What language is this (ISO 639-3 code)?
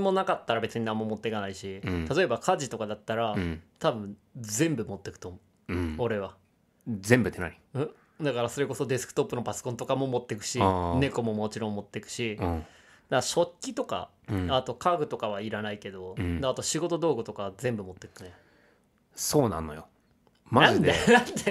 jpn